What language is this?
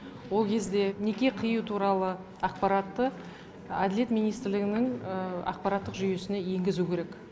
Kazakh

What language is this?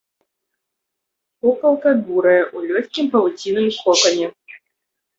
Belarusian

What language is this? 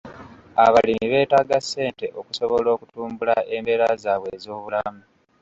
Ganda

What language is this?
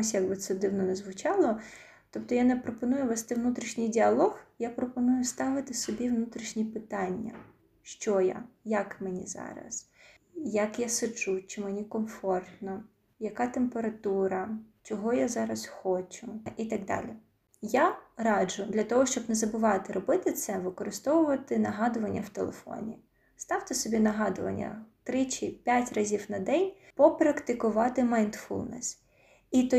Ukrainian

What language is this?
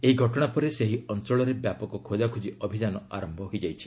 Odia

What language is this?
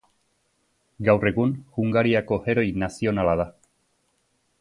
Basque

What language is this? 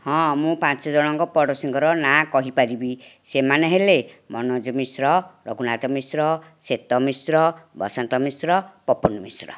Odia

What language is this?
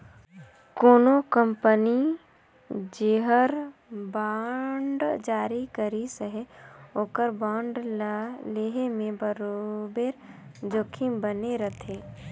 Chhattisgarhi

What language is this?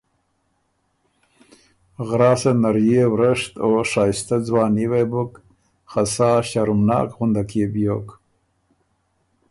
Ormuri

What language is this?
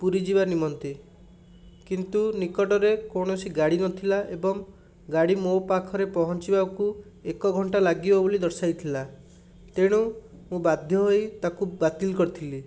Odia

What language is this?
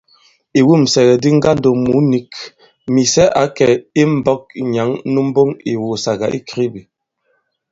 Bankon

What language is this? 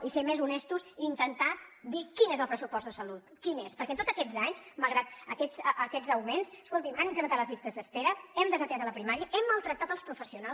Catalan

